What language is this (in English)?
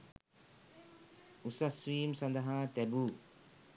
Sinhala